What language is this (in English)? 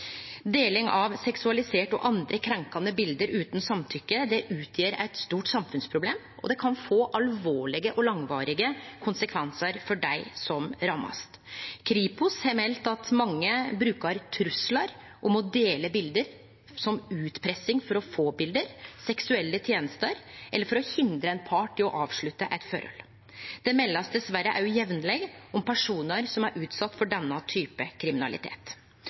Norwegian Nynorsk